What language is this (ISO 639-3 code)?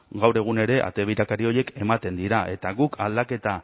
eus